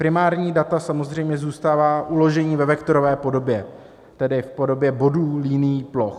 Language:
Czech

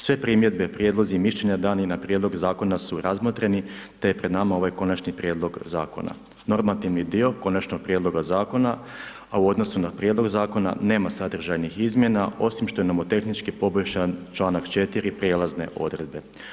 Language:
Croatian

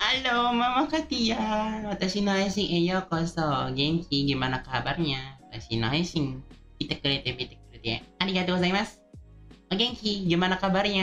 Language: Indonesian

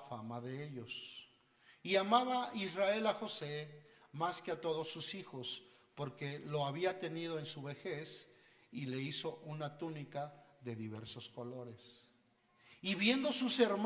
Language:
Spanish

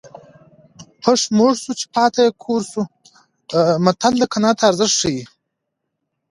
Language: Pashto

